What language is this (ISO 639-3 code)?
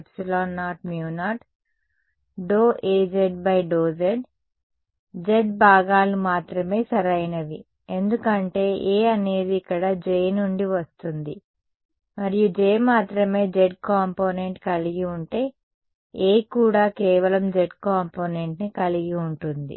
tel